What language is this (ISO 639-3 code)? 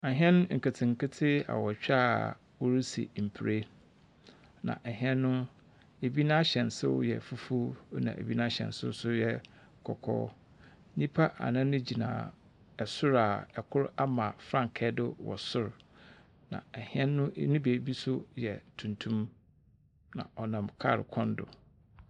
aka